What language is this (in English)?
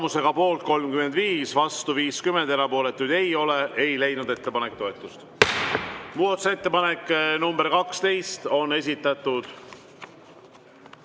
Estonian